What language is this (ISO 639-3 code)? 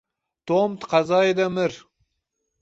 kur